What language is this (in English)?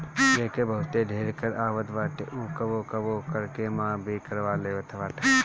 Bhojpuri